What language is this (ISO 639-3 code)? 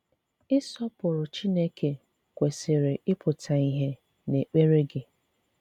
ibo